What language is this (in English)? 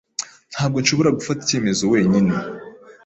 Kinyarwanda